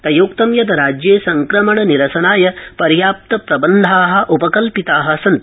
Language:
Sanskrit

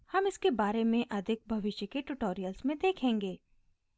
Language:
Hindi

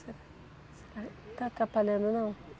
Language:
Portuguese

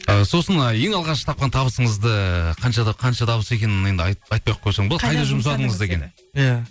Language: Kazakh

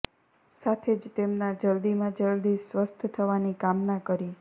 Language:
Gujarati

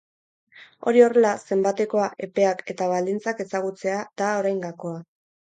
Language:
Basque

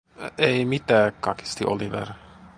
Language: Finnish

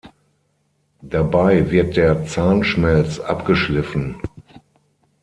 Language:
German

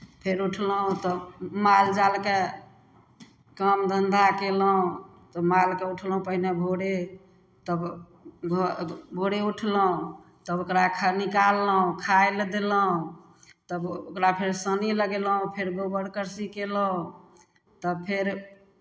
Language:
Maithili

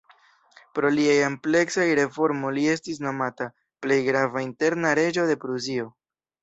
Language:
Esperanto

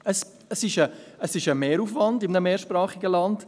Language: Swiss German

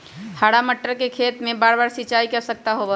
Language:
Magahi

